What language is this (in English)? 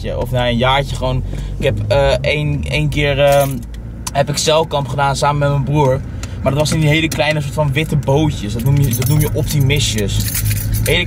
Dutch